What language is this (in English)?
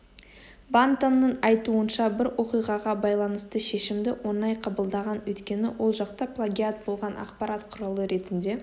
Kazakh